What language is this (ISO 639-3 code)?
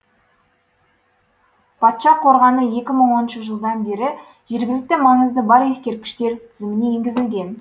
kaz